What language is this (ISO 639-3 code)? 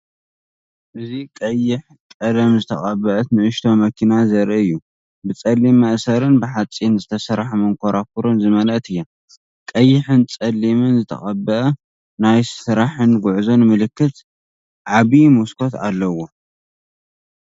tir